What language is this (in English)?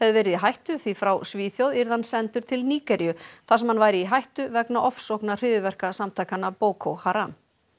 Icelandic